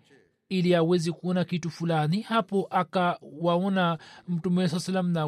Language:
Swahili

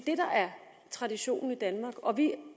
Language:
Danish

